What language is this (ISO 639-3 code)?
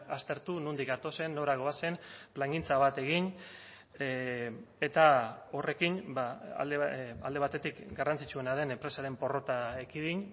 eus